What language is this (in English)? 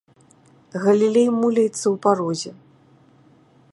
Belarusian